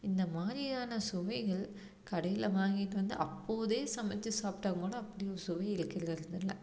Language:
Tamil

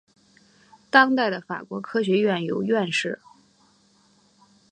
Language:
Chinese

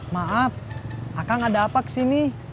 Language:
Indonesian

